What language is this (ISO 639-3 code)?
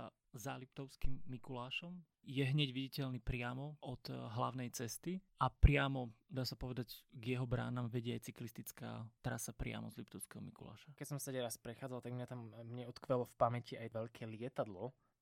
slk